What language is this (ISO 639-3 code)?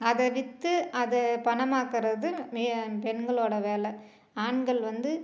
tam